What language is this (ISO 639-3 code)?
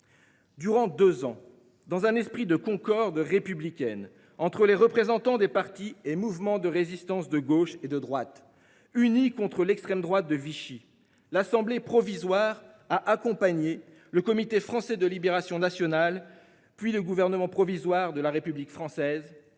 fra